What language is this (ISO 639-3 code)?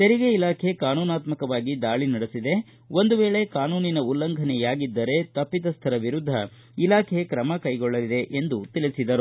kan